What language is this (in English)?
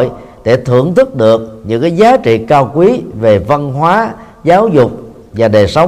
Vietnamese